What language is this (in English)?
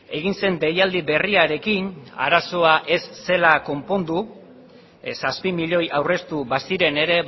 Basque